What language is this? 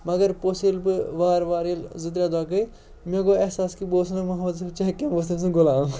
Kashmiri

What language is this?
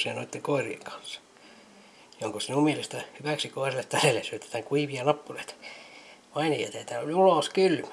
Finnish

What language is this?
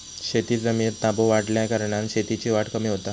Marathi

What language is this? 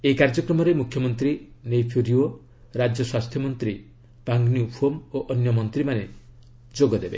Odia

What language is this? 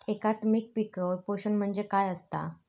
Marathi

